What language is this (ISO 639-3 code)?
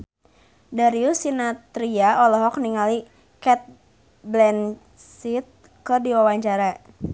sun